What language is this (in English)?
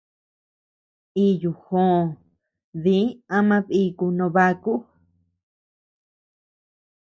Tepeuxila Cuicatec